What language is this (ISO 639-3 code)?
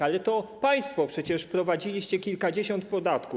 pol